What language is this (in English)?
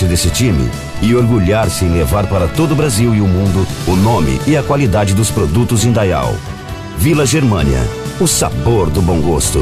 Portuguese